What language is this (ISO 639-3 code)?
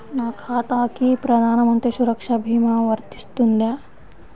tel